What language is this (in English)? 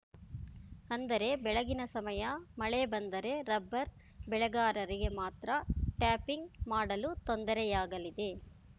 Kannada